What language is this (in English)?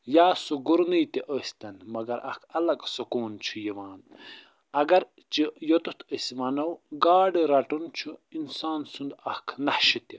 Kashmiri